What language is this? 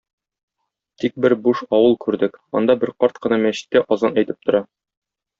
Tatar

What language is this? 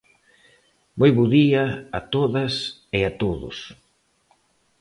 Galician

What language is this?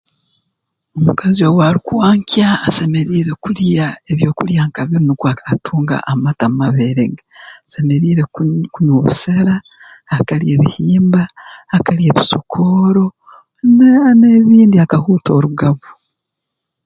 Tooro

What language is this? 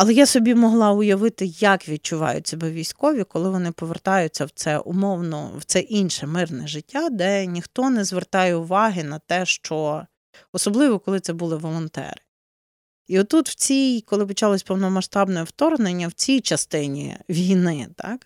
Ukrainian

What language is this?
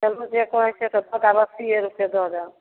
Maithili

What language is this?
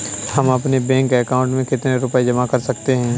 Hindi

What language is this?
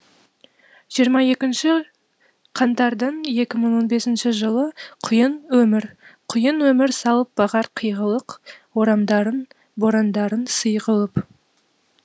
Kazakh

